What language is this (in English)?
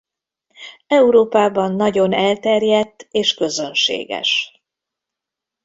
Hungarian